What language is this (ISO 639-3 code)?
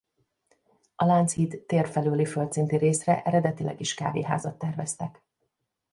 hun